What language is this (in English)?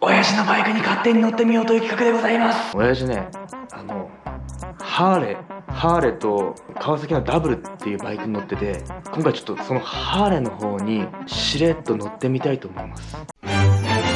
Japanese